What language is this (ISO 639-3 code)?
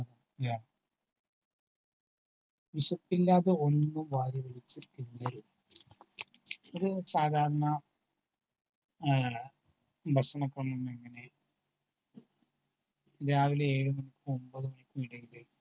mal